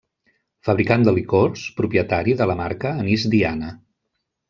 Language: Catalan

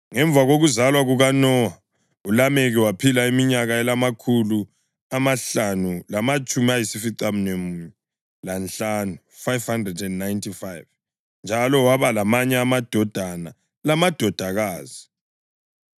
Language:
North Ndebele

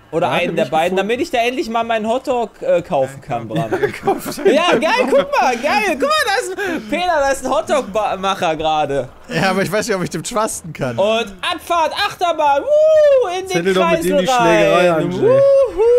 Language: German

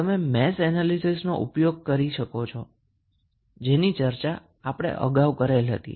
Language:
Gujarati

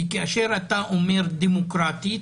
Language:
Hebrew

